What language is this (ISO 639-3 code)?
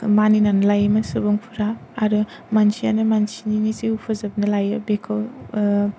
brx